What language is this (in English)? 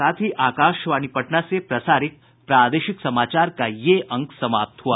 Hindi